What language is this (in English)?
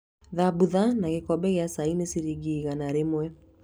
Kikuyu